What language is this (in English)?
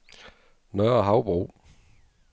Danish